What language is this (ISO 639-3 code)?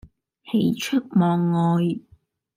yue